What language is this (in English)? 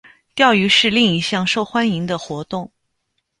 Chinese